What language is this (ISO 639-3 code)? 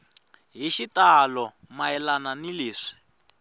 tso